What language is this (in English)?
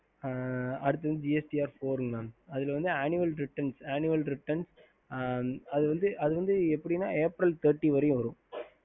Tamil